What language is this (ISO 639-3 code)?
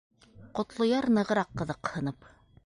bak